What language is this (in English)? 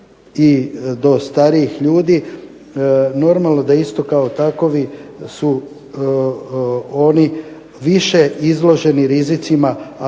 Croatian